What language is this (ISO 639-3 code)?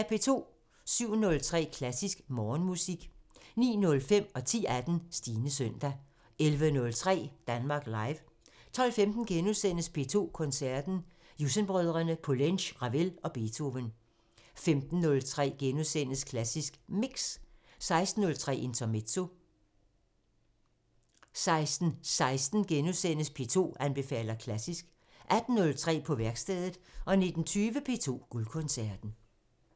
dan